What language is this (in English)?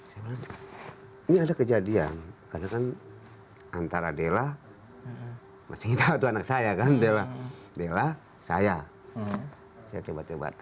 Indonesian